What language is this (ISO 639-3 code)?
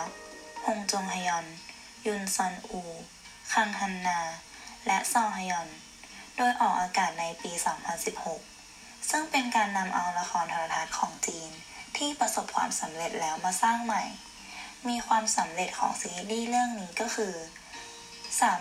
tha